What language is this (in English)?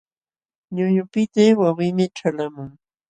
Jauja Wanca Quechua